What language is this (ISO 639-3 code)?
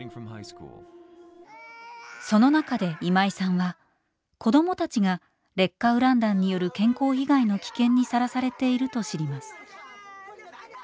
jpn